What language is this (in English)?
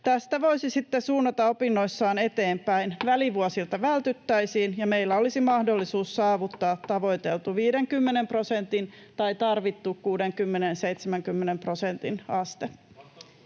Finnish